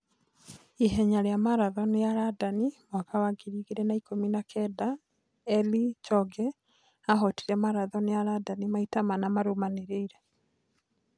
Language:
Kikuyu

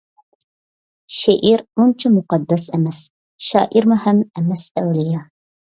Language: Uyghur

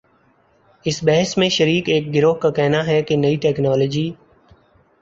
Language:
Urdu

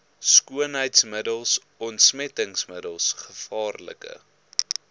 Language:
Afrikaans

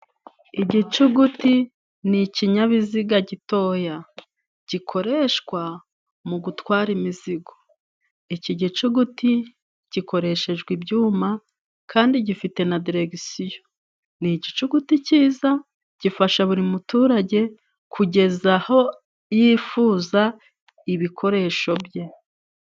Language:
Kinyarwanda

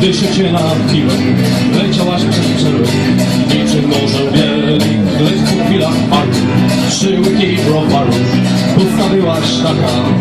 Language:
Ukrainian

